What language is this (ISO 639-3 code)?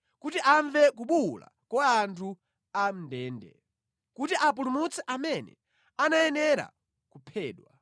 nya